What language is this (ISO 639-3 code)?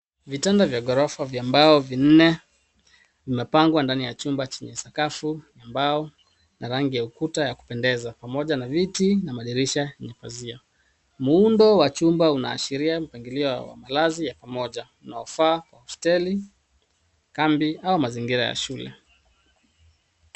swa